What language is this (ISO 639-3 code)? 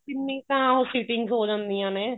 pan